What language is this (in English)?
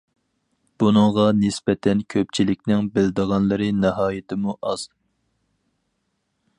Uyghur